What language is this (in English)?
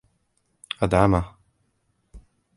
Arabic